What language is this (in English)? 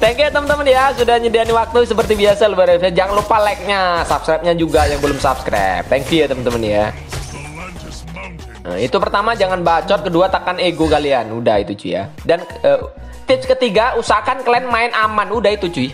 Indonesian